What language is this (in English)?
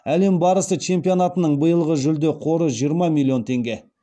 Kazakh